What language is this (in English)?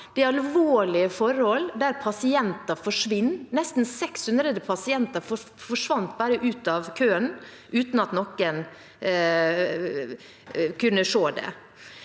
Norwegian